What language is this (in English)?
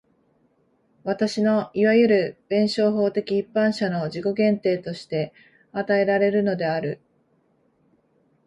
Japanese